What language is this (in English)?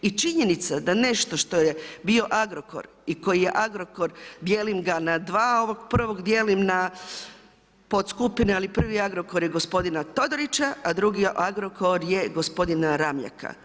Croatian